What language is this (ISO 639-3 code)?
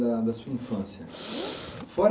por